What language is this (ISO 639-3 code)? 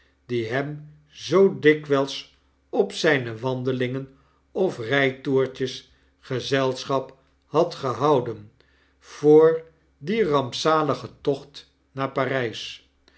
nld